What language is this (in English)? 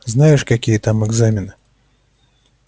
Russian